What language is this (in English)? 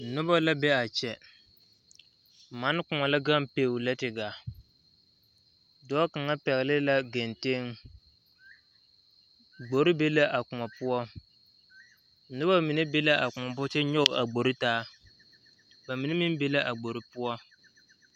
Southern Dagaare